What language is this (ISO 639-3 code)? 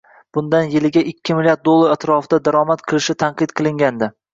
uzb